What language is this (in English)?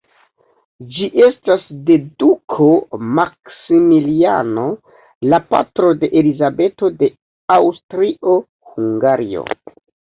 Esperanto